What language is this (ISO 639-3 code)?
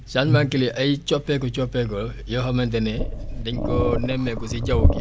wol